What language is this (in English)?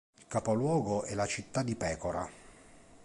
Italian